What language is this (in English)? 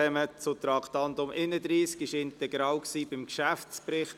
Swiss German